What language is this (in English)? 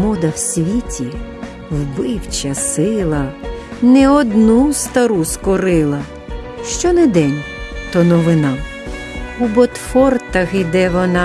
Ukrainian